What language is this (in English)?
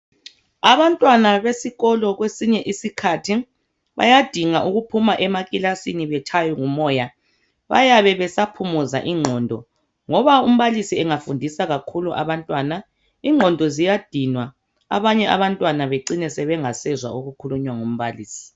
North Ndebele